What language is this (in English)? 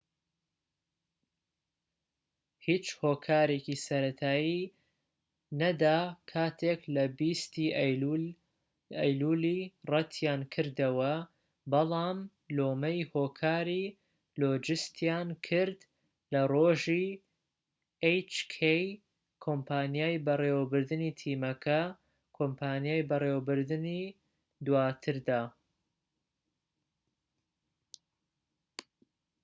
Central Kurdish